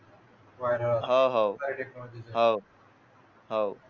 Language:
Marathi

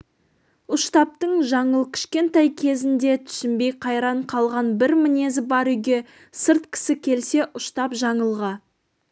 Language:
Kazakh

